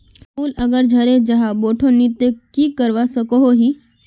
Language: Magahi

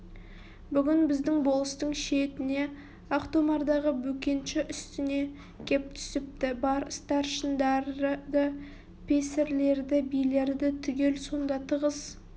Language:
Kazakh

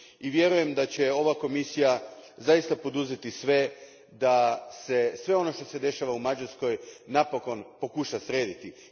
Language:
Croatian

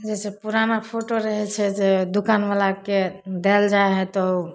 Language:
Maithili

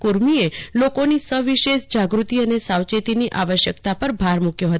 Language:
Gujarati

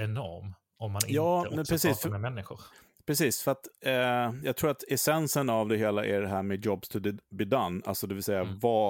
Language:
Swedish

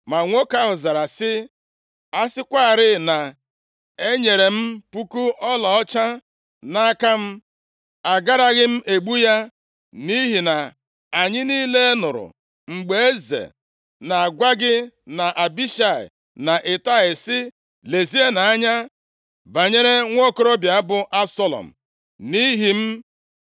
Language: Igbo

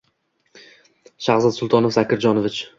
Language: Uzbek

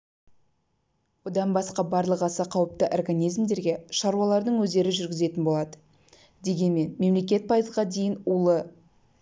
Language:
Kazakh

